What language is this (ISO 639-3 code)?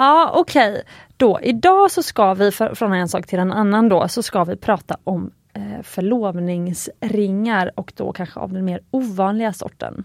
swe